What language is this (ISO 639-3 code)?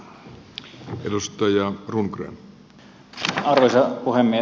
fin